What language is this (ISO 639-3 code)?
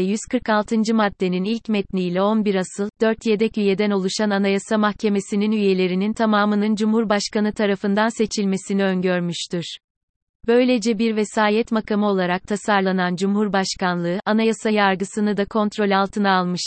tur